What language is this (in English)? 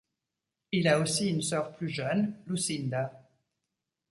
French